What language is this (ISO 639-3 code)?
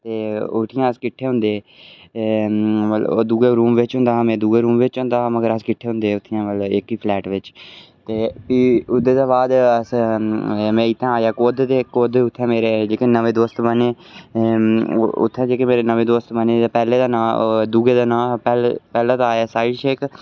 doi